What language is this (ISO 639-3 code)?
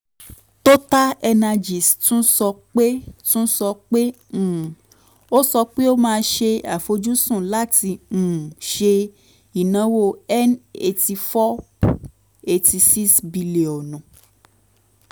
yor